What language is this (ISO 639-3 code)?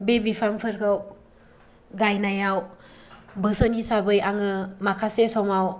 brx